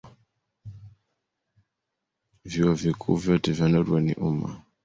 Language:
Swahili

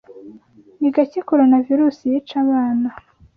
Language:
Kinyarwanda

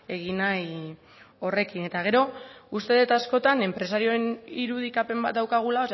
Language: Basque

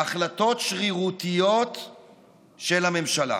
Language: Hebrew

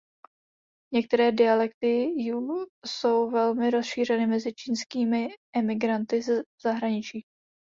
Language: Czech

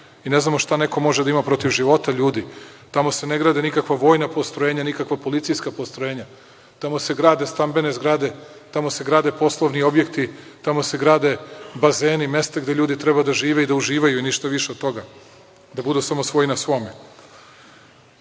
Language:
Serbian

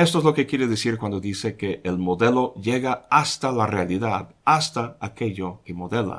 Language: Spanish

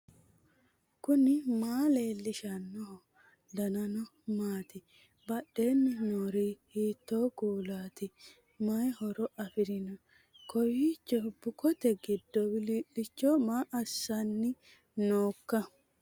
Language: Sidamo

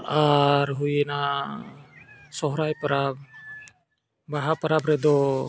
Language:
Santali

